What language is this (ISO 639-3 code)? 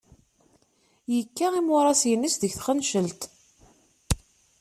kab